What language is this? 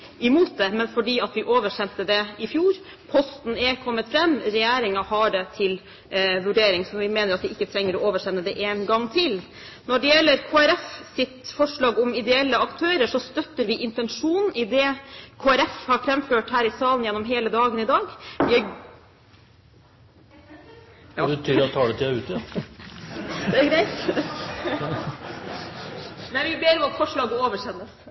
Norwegian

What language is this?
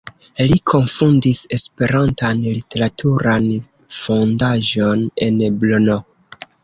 Esperanto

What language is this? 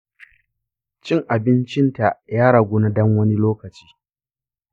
Hausa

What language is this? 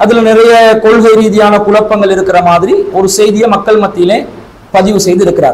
Indonesian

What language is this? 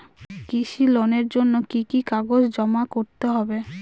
Bangla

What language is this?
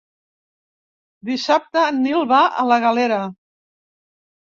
Catalan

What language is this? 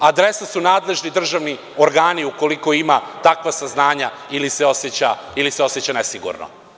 Serbian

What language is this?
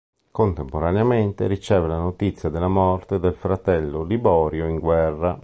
Italian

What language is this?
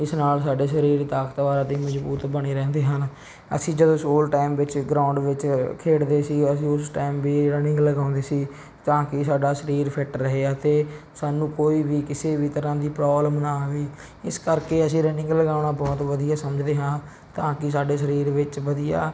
Punjabi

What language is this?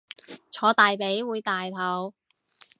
Cantonese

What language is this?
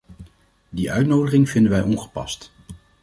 Dutch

